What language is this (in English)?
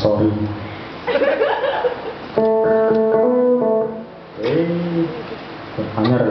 Indonesian